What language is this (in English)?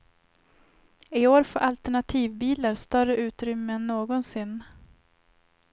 Swedish